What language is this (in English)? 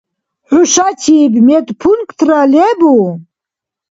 Dargwa